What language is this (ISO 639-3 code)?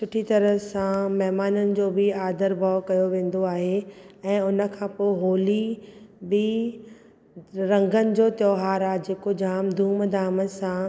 snd